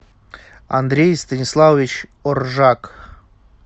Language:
Russian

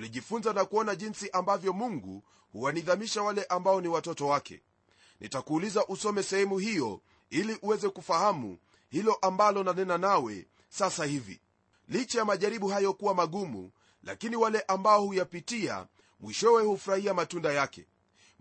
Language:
Swahili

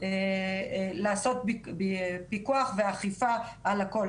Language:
Hebrew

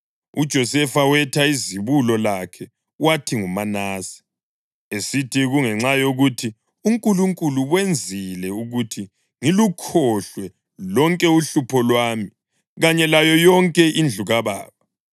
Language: North Ndebele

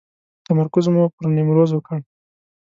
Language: Pashto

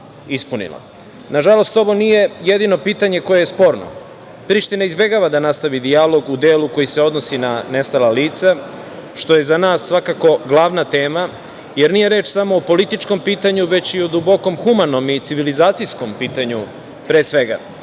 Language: Serbian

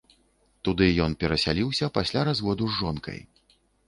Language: Belarusian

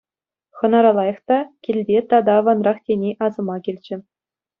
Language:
Chuvash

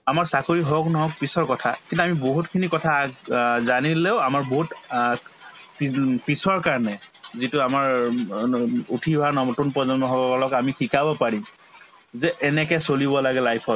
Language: Assamese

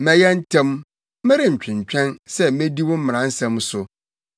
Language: Akan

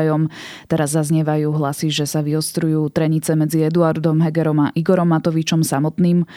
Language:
Slovak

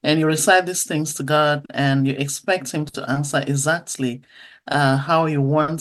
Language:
English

